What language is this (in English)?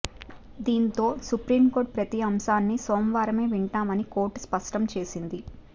Telugu